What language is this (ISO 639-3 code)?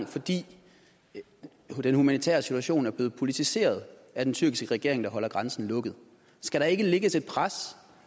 dan